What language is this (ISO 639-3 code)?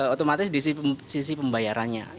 ind